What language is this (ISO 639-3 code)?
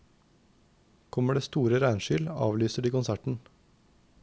nor